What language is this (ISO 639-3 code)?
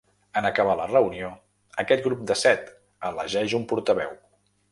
cat